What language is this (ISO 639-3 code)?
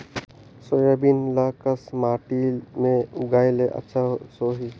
hne